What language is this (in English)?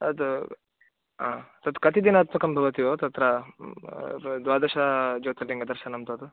Sanskrit